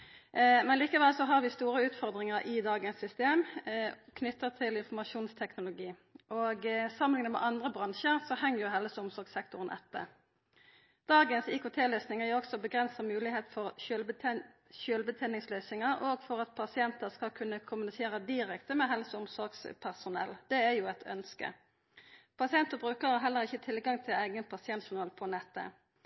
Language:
Norwegian Nynorsk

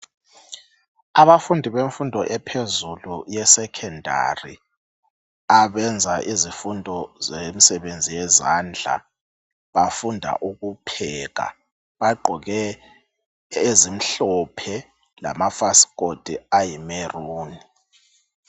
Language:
North Ndebele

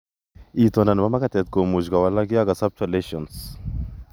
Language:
Kalenjin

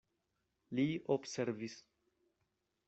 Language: Esperanto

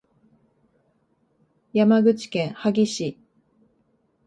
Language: Japanese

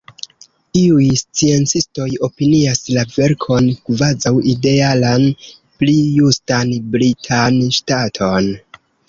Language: Esperanto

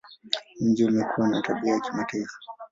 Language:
Swahili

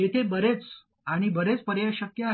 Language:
Marathi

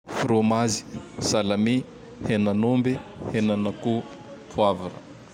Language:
Tandroy-Mahafaly Malagasy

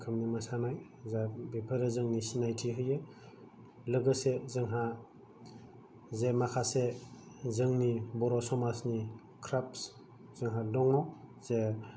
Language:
Bodo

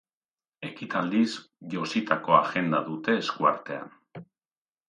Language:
Basque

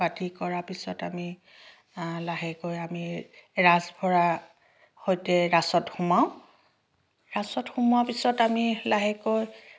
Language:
Assamese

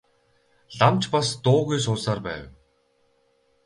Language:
Mongolian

